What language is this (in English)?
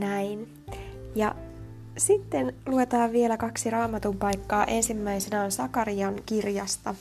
Finnish